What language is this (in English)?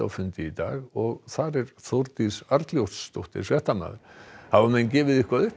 Icelandic